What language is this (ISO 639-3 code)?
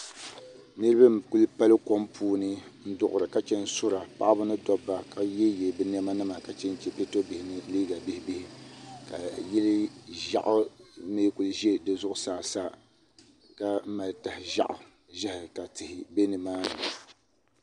dag